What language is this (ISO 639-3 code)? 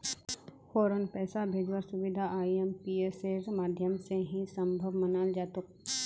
mag